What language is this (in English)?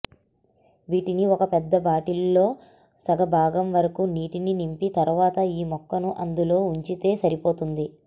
Telugu